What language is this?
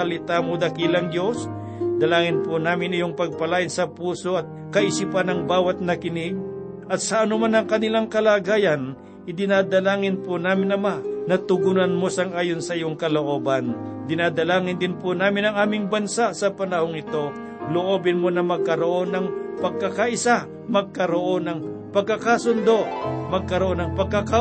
Filipino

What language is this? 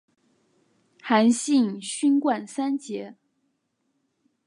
Chinese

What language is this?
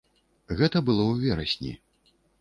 Belarusian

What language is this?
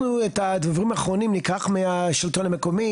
Hebrew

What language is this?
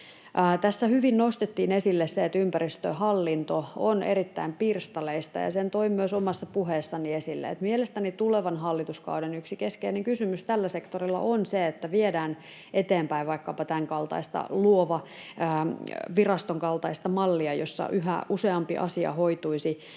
Finnish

